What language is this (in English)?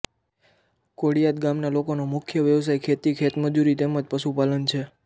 Gujarati